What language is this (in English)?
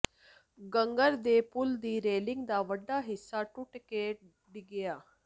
Punjabi